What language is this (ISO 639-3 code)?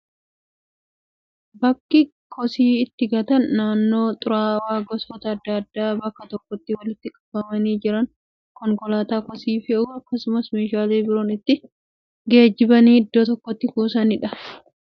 orm